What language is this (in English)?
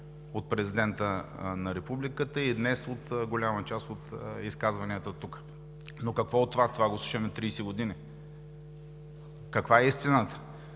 Bulgarian